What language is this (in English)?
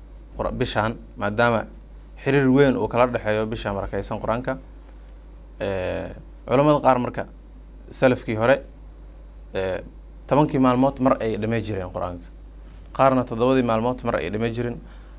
Arabic